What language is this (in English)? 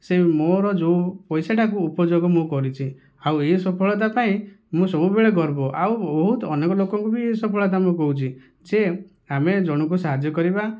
Odia